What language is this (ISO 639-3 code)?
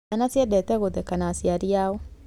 kik